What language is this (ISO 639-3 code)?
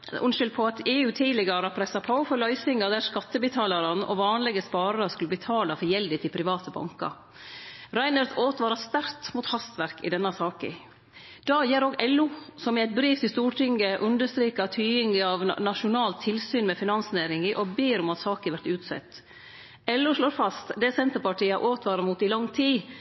nno